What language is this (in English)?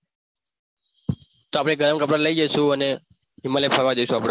Gujarati